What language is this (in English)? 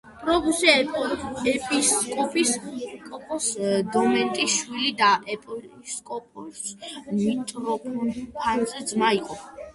Georgian